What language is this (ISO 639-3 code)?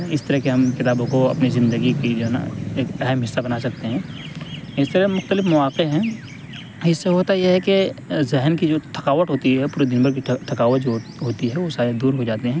urd